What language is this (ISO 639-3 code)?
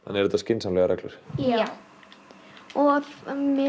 isl